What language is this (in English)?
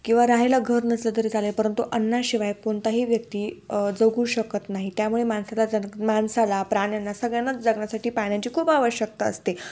Marathi